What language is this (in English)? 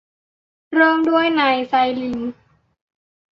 Thai